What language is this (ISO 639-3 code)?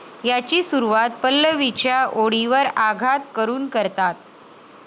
mar